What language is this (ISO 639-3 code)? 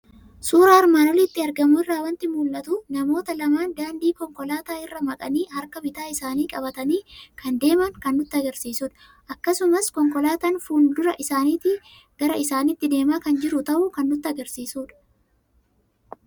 orm